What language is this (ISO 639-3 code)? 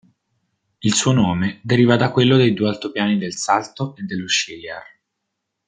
ita